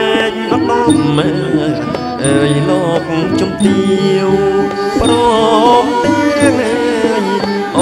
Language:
Thai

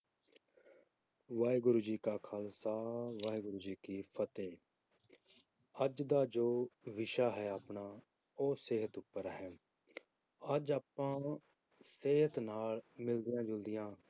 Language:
Punjabi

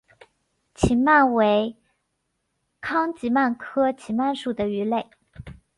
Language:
Chinese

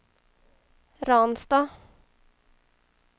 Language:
Swedish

